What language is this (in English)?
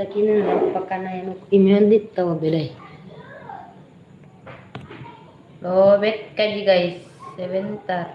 Indonesian